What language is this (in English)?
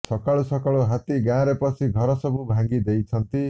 Odia